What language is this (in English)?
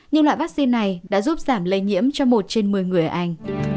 Vietnamese